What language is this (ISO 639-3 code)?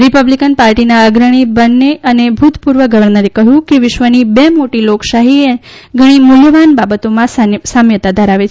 guj